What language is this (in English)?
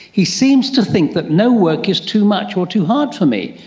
English